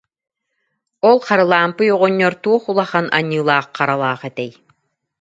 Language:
Yakut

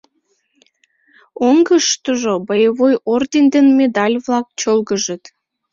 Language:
Mari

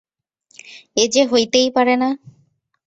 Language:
Bangla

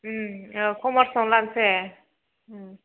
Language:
Bodo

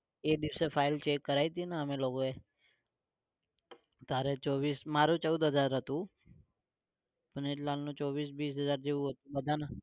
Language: Gujarati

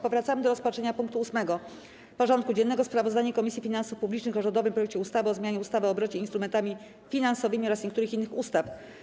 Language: Polish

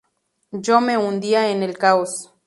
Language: Spanish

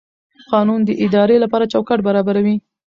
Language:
Pashto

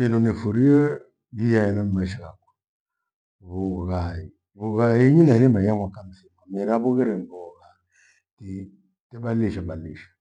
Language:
Gweno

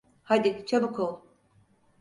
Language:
Turkish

